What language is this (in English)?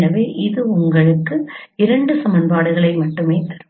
Tamil